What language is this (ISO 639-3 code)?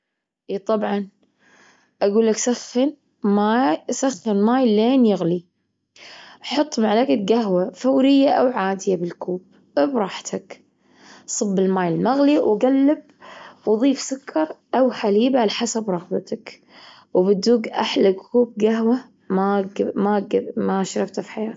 afb